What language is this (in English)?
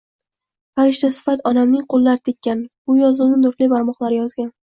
Uzbek